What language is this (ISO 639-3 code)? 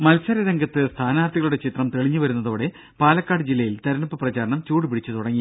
mal